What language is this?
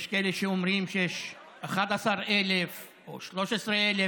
Hebrew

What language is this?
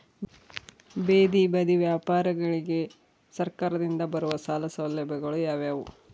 Kannada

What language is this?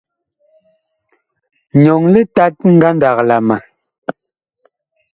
Bakoko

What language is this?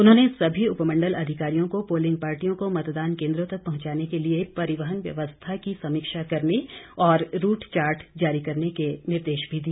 Hindi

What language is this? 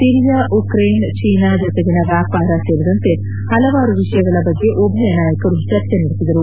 Kannada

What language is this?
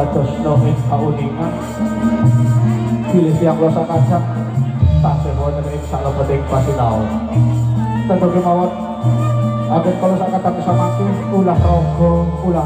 Indonesian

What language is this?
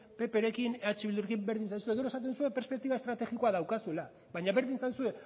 Basque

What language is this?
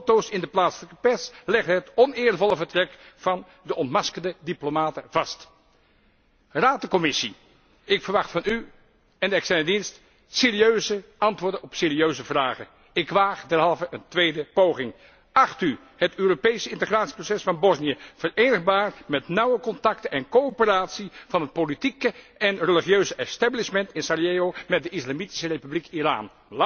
Dutch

